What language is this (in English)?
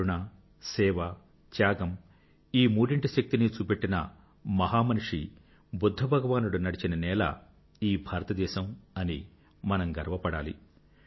Telugu